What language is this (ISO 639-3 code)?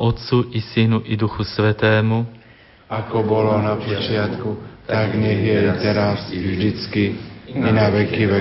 slk